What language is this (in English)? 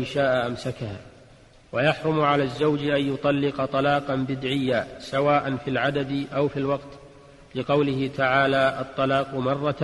Arabic